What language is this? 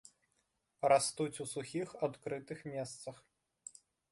Belarusian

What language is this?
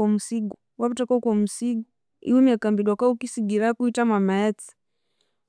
Konzo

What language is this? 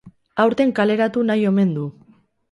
Basque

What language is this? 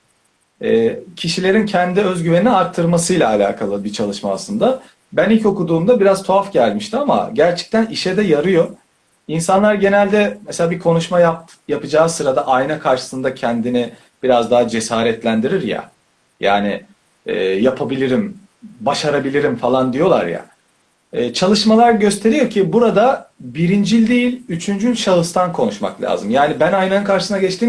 Turkish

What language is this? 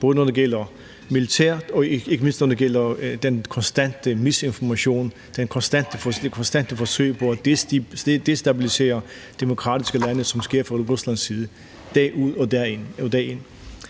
Danish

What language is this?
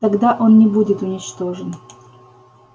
Russian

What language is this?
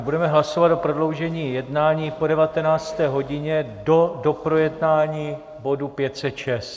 Czech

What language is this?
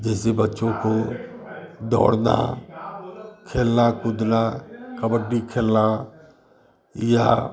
Hindi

